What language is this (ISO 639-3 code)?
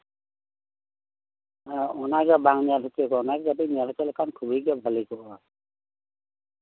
sat